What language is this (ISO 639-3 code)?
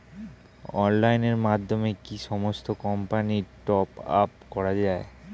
ben